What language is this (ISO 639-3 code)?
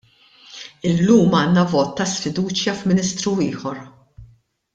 mlt